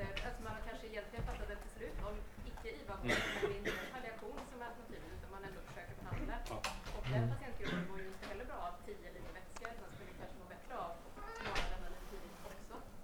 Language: Swedish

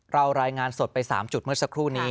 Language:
Thai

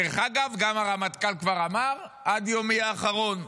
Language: Hebrew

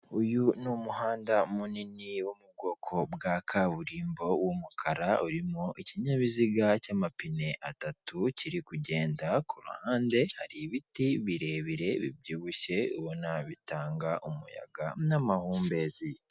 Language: Kinyarwanda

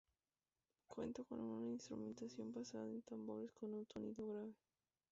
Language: Spanish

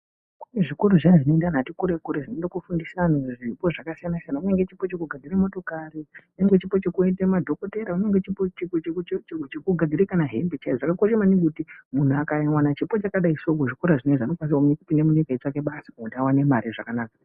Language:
Ndau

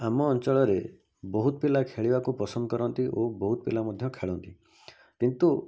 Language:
Odia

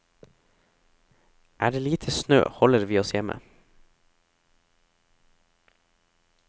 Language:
Norwegian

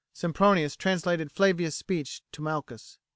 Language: English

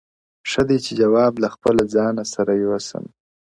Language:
Pashto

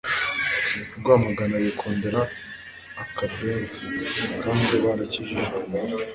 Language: Kinyarwanda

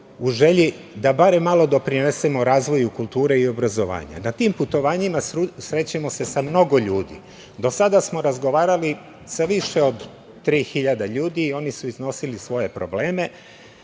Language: Serbian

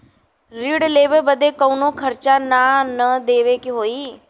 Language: Bhojpuri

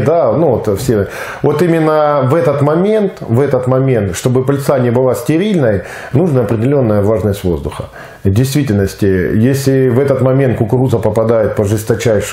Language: Russian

